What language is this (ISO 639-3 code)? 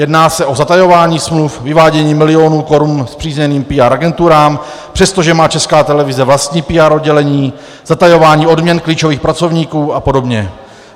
ces